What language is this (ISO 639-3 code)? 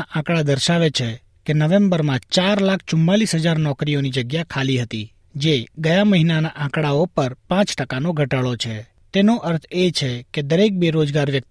guj